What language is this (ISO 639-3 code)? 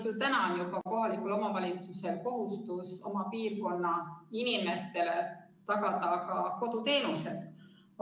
est